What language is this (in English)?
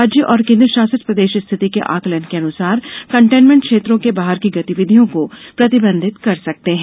Hindi